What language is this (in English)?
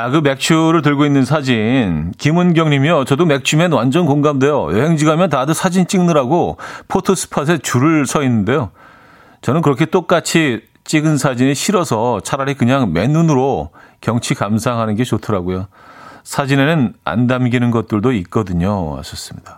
Korean